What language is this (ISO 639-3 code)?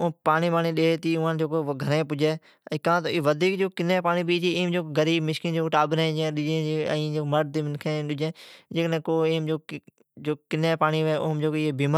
odk